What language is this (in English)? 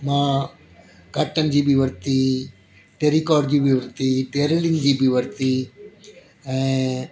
Sindhi